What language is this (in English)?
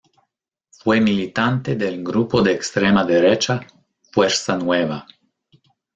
Spanish